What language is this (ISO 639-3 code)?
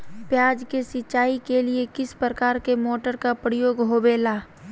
mag